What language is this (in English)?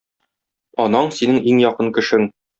Tatar